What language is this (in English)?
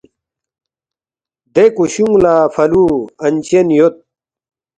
Balti